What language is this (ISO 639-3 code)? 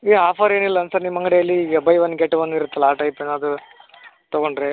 kan